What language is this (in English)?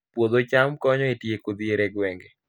Luo (Kenya and Tanzania)